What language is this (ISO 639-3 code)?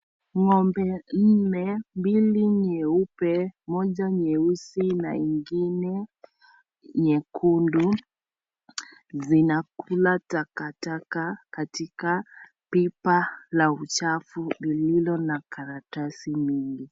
swa